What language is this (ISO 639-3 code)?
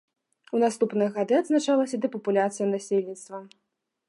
bel